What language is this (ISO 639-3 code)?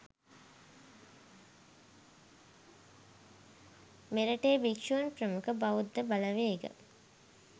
sin